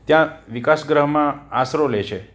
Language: Gujarati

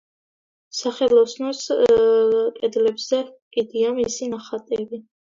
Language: Georgian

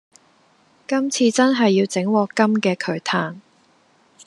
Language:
Cantonese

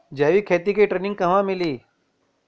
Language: Bhojpuri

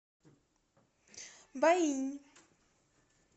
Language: Russian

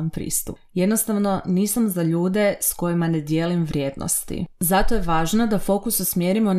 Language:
Croatian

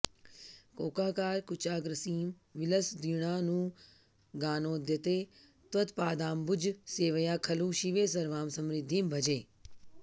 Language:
Sanskrit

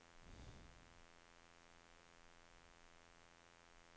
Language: Norwegian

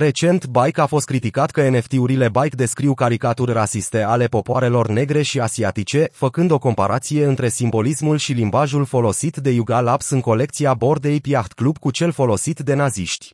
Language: Romanian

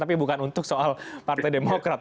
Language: Indonesian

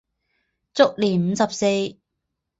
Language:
Chinese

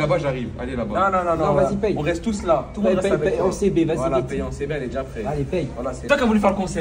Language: French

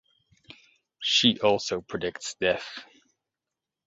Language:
English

